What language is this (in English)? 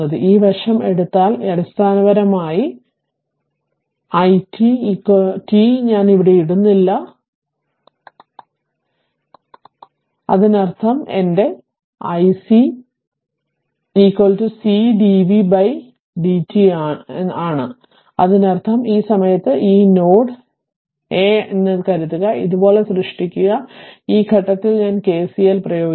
Malayalam